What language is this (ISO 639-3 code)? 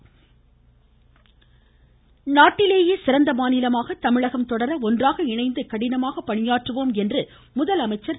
tam